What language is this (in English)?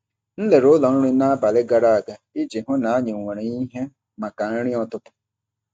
Igbo